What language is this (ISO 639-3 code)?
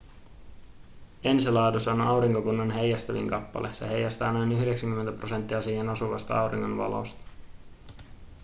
fin